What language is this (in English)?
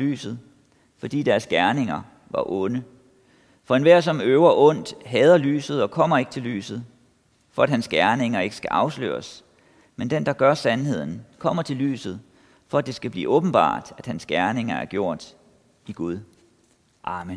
Danish